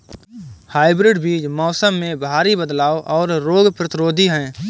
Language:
Hindi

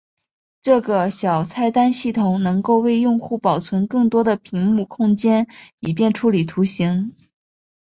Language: Chinese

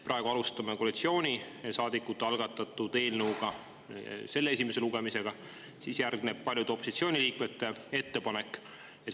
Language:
Estonian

